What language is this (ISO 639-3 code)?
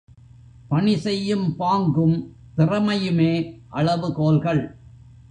tam